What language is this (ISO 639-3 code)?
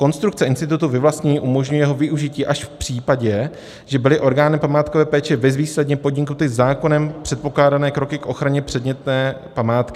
ces